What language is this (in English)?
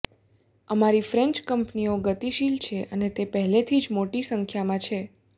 Gujarati